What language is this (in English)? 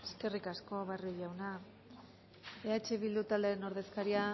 Basque